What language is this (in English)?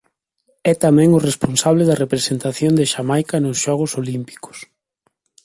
Galician